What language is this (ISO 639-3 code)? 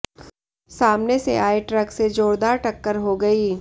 hin